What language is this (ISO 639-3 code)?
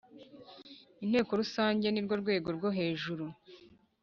kin